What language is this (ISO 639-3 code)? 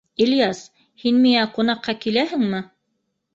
bak